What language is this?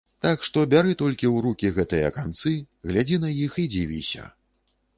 Belarusian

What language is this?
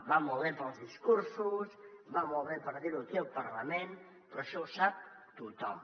Catalan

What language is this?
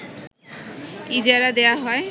Bangla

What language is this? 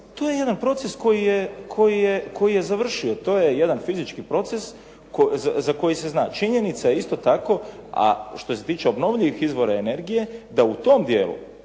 Croatian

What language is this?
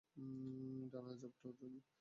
Bangla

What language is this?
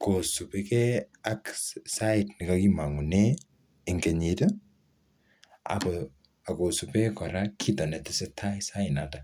Kalenjin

